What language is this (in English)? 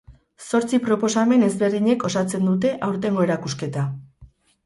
Basque